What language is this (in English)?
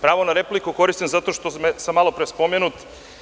Serbian